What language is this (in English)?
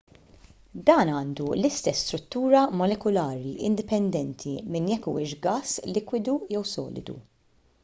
Maltese